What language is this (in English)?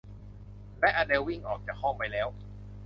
Thai